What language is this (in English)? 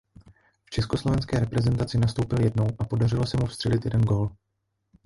Czech